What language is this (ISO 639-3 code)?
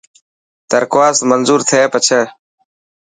mki